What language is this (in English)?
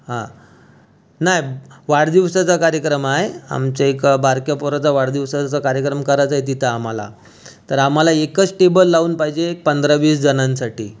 Marathi